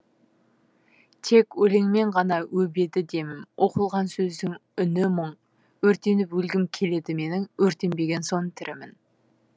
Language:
Kazakh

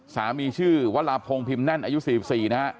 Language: Thai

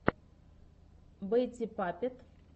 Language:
Russian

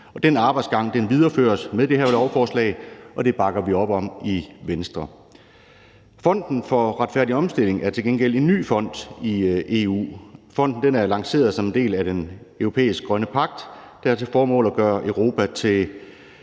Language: Danish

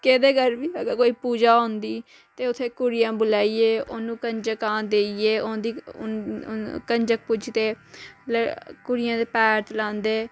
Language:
Dogri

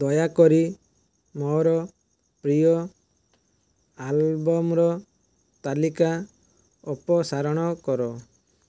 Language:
Odia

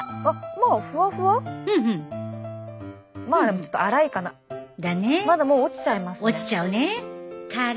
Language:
Japanese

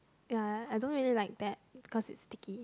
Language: English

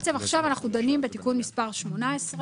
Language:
Hebrew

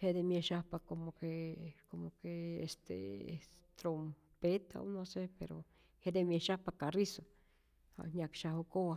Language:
Rayón Zoque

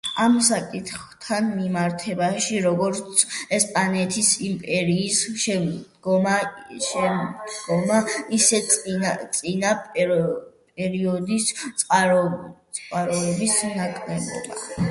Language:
Georgian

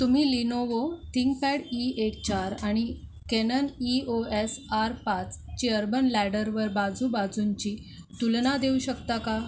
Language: Marathi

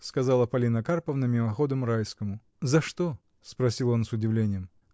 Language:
Russian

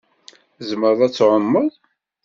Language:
Kabyle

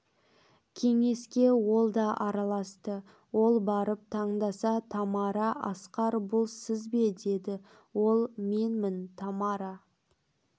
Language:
Kazakh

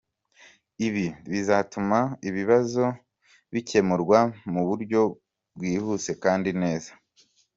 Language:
Kinyarwanda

